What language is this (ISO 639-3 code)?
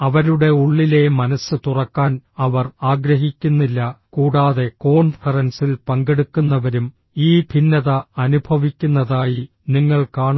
mal